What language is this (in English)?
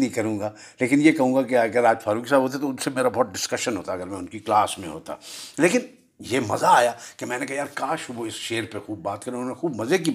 Urdu